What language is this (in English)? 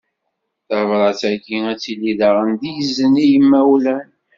Kabyle